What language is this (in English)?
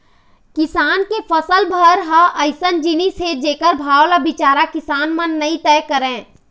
Chhattisgarhi